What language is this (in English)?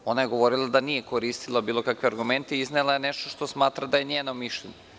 Serbian